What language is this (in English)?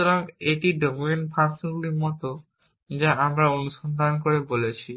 Bangla